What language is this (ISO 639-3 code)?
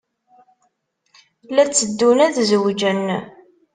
kab